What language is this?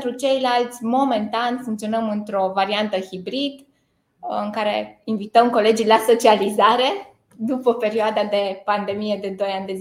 Romanian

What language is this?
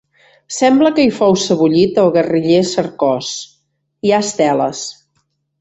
Catalan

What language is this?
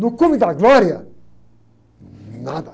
Portuguese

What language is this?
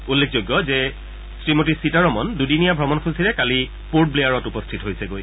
Assamese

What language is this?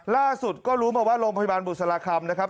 Thai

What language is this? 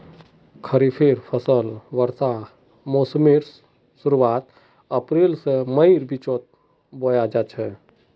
Magahi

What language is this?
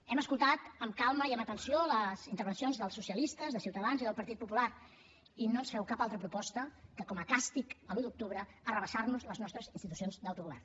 Catalan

